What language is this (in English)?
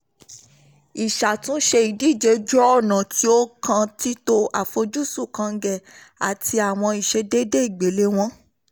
Yoruba